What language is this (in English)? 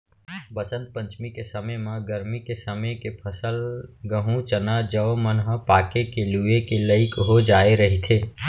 Chhattisgarhi